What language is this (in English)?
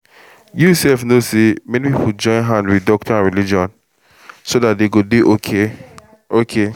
Nigerian Pidgin